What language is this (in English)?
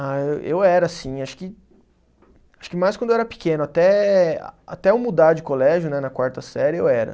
Portuguese